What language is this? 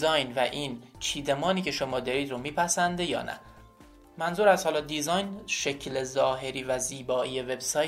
Persian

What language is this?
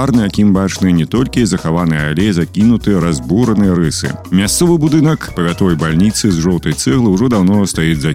Russian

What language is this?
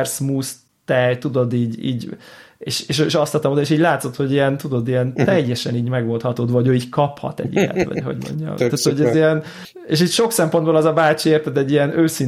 Hungarian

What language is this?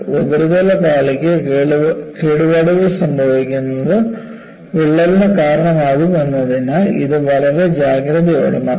Malayalam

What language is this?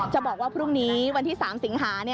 Thai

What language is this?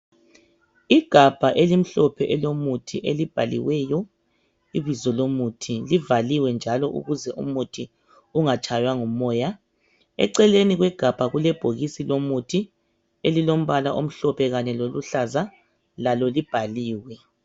North Ndebele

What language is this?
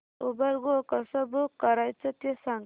Marathi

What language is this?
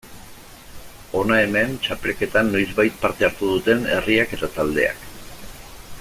Basque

